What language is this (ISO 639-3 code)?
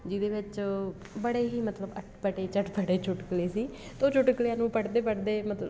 pan